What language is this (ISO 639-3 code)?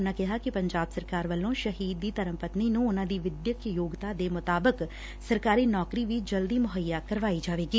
pan